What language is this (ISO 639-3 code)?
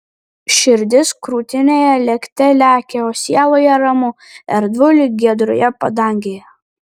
lit